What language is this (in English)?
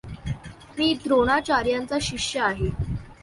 Marathi